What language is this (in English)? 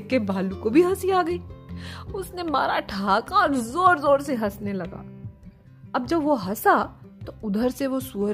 Hindi